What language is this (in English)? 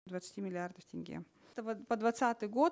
Kazakh